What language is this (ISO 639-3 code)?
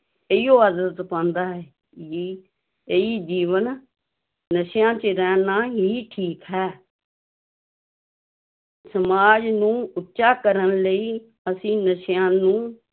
pan